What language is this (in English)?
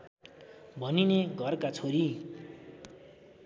Nepali